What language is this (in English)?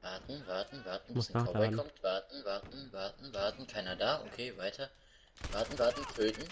German